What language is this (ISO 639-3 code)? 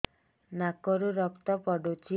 ori